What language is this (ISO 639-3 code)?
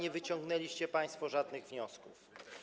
pol